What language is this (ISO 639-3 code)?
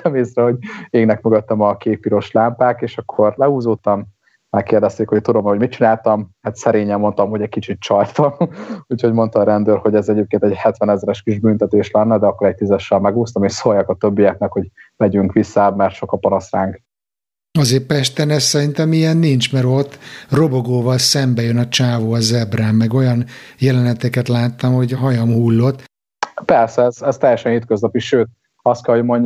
hun